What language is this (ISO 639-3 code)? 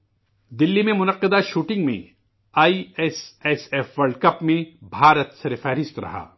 urd